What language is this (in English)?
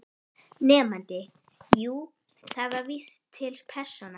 Icelandic